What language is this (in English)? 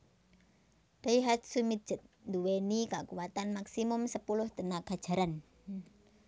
Javanese